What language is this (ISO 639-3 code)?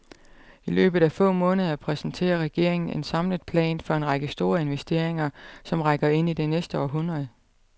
dan